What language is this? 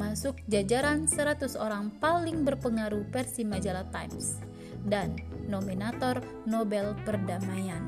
Indonesian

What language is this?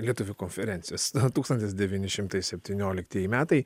Lithuanian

